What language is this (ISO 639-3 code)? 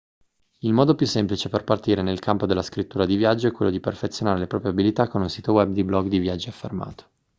ita